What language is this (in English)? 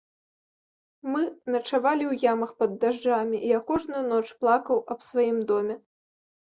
Belarusian